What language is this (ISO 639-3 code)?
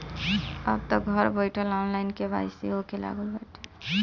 bho